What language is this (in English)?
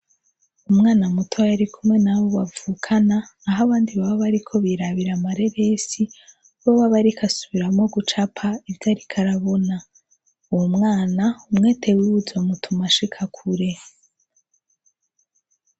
Rundi